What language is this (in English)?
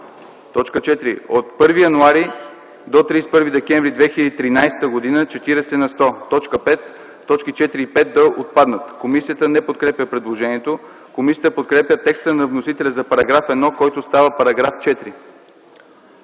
Bulgarian